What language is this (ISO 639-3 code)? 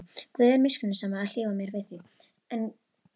isl